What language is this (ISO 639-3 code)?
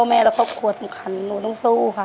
tha